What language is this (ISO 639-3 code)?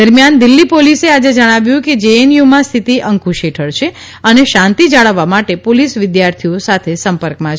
guj